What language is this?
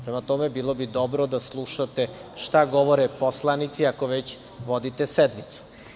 Serbian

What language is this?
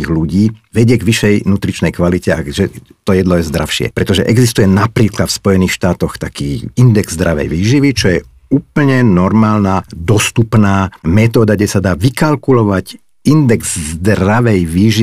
Slovak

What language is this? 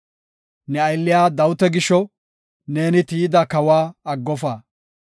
Gofa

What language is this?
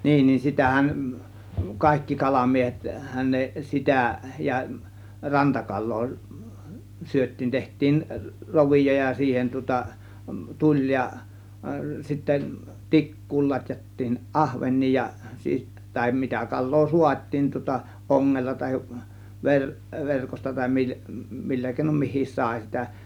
Finnish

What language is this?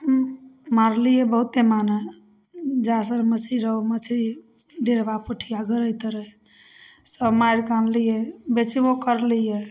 Maithili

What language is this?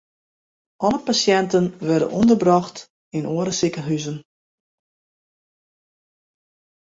Western Frisian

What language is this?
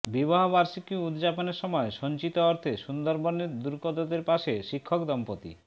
Bangla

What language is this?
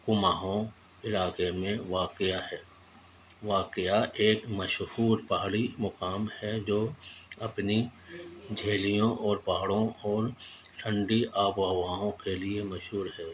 Urdu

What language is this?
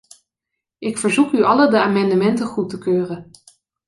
Dutch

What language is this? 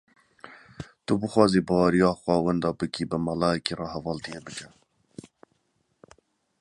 Kurdish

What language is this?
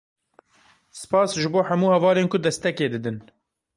Kurdish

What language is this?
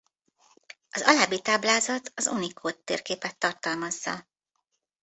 Hungarian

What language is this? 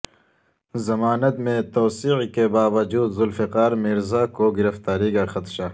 Urdu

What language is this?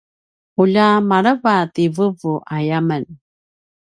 Paiwan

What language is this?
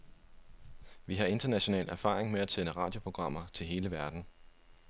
Danish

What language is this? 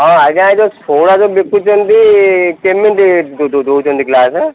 Odia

